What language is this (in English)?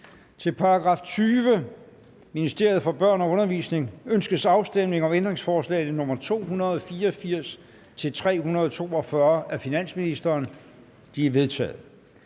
Danish